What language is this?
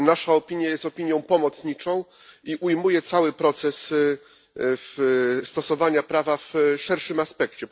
Polish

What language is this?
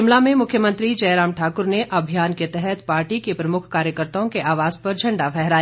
Hindi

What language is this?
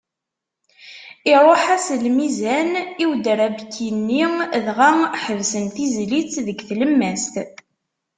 Kabyle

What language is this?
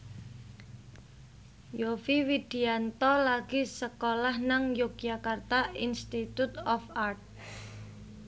Javanese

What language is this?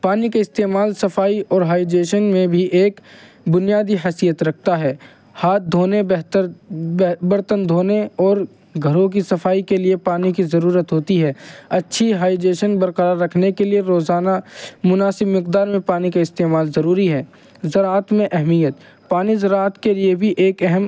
Urdu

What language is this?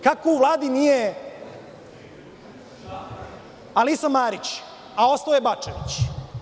Serbian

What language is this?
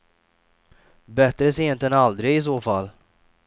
Swedish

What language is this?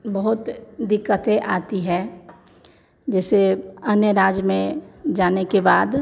Hindi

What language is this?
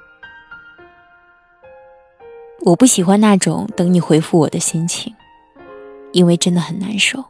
Chinese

